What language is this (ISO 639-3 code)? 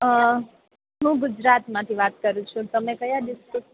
guj